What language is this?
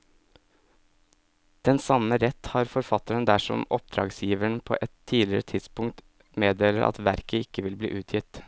Norwegian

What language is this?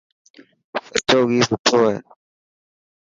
Dhatki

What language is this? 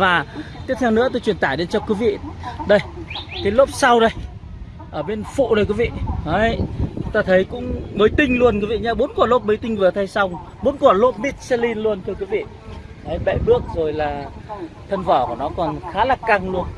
Vietnamese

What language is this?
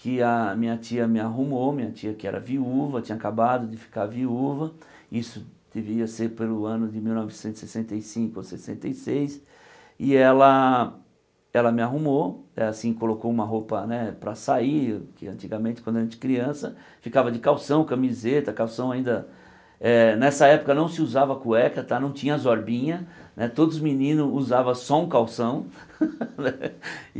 Portuguese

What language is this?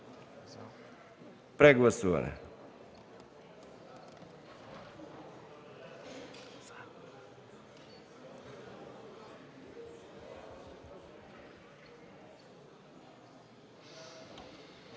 Bulgarian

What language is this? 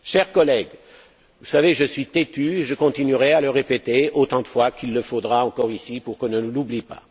French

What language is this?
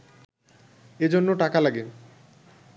Bangla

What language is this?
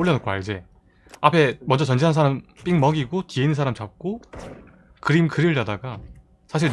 Korean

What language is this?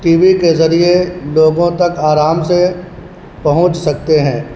Urdu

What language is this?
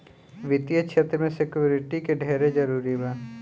Bhojpuri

